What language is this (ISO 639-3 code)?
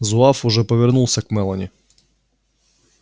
rus